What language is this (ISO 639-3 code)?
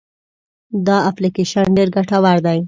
pus